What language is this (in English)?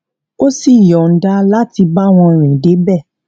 Yoruba